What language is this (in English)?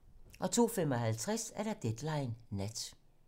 Danish